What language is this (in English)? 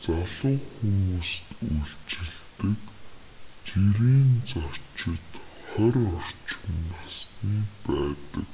Mongolian